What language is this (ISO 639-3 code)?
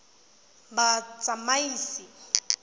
tsn